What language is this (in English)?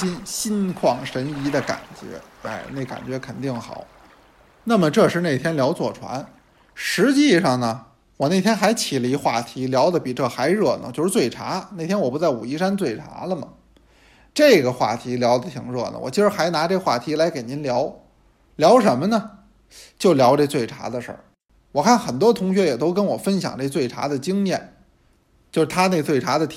Chinese